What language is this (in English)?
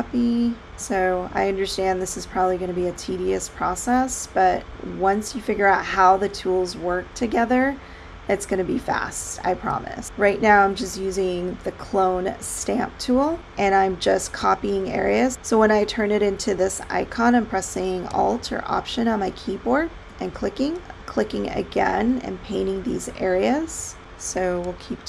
English